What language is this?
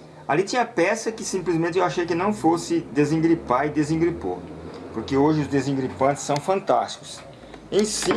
Portuguese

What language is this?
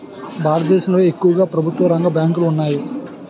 Telugu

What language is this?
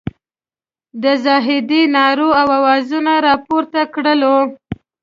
Pashto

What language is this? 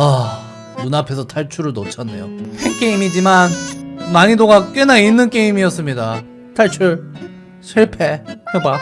Korean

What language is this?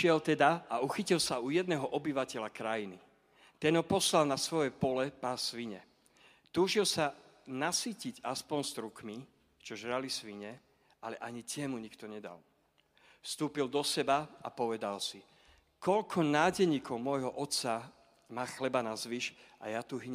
Slovak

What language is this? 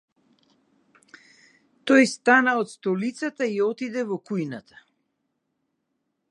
Macedonian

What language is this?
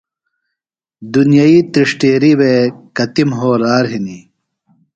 Phalura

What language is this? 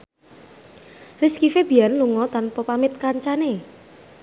Javanese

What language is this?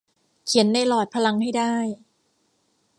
Thai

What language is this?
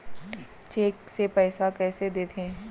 Chhattisgarhi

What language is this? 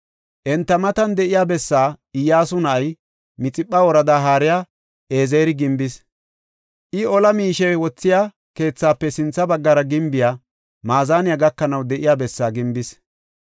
Gofa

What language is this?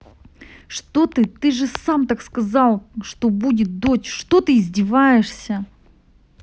Russian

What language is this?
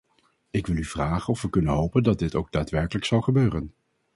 Dutch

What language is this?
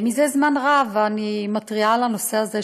Hebrew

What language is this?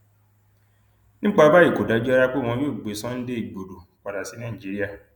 Yoruba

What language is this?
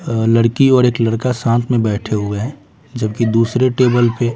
Hindi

